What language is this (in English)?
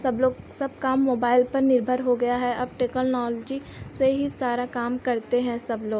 Hindi